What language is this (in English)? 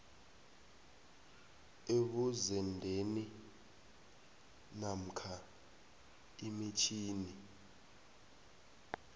South Ndebele